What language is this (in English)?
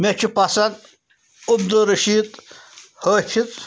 Kashmiri